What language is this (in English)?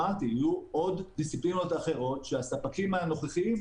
Hebrew